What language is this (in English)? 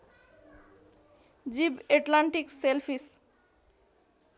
Nepali